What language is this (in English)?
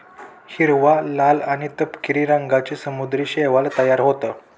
Marathi